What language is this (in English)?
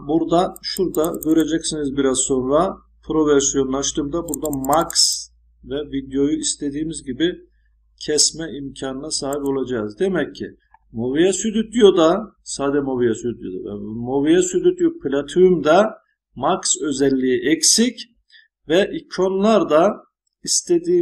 Turkish